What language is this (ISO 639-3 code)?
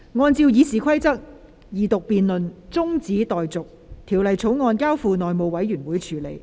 yue